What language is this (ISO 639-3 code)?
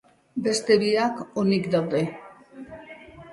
eus